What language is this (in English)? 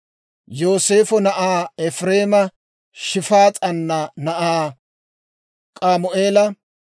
Dawro